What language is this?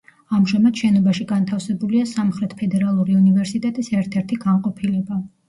Georgian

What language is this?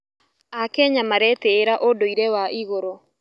Kikuyu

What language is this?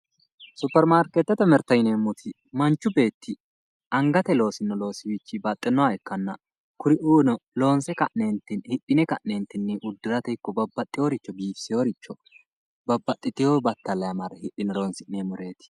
Sidamo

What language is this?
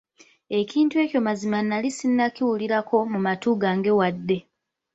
Ganda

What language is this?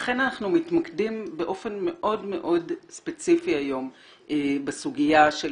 Hebrew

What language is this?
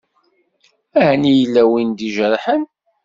Kabyle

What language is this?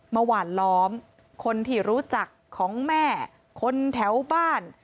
Thai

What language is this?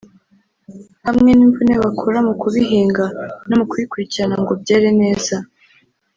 Kinyarwanda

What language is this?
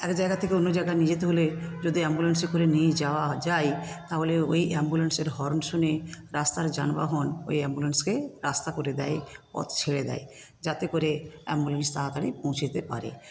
Bangla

